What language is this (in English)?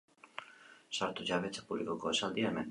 Basque